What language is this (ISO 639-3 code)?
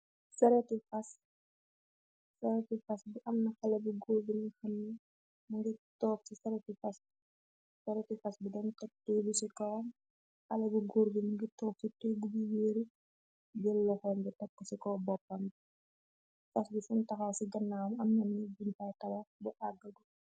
wol